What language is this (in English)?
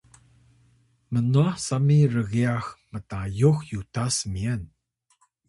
Atayal